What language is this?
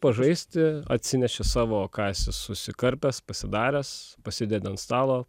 Lithuanian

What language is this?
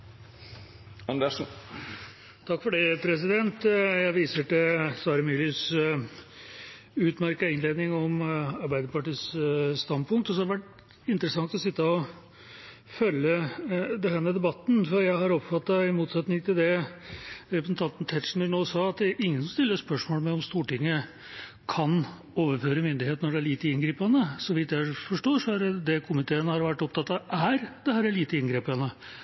Norwegian Bokmål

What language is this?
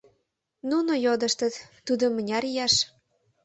Mari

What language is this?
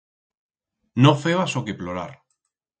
Aragonese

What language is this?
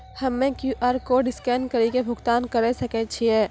Maithili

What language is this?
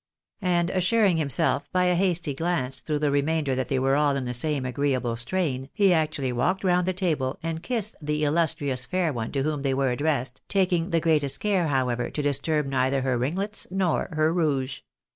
English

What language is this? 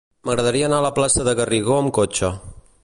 Catalan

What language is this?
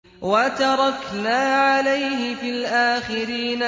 Arabic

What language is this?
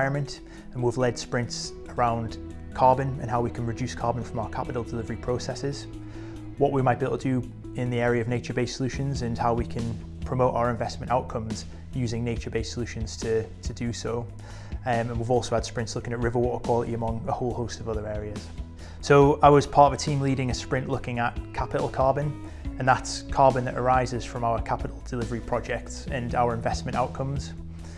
English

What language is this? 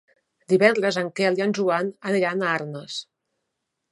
Catalan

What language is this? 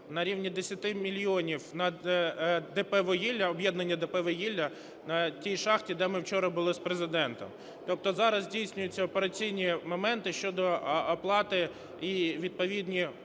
Ukrainian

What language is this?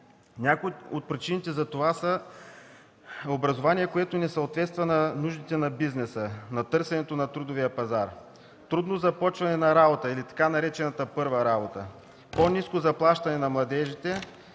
Bulgarian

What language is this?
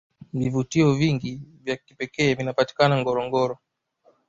Swahili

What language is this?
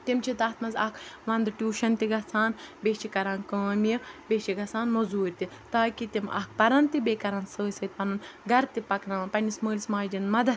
Kashmiri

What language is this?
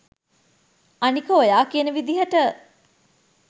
Sinhala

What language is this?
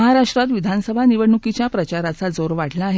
Marathi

